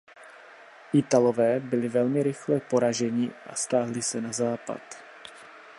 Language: Czech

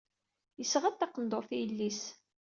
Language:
Kabyle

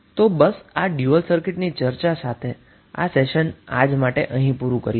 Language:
Gujarati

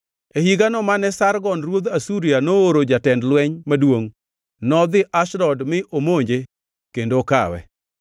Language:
Luo (Kenya and Tanzania)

